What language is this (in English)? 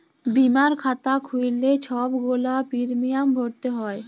Bangla